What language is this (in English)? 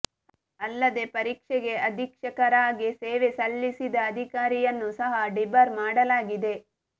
Kannada